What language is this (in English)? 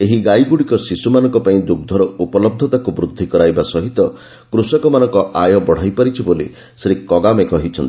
Odia